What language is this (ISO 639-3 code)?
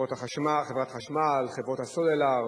heb